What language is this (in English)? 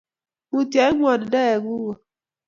Kalenjin